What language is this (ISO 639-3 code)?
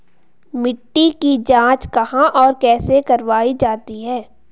hin